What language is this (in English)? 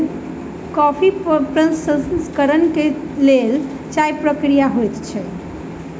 Maithili